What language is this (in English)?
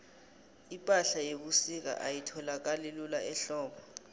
South Ndebele